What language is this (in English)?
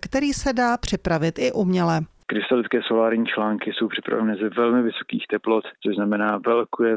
Czech